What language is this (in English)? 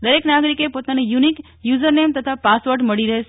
Gujarati